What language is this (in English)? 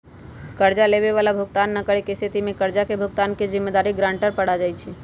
Magahi